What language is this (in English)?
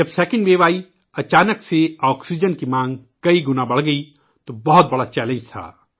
Urdu